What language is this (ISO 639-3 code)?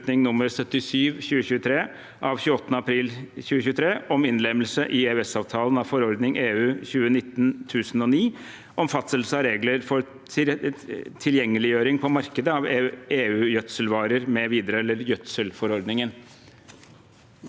nor